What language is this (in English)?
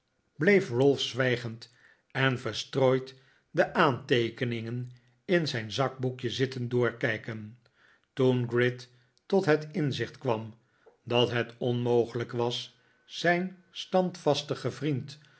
Dutch